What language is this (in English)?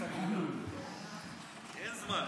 Hebrew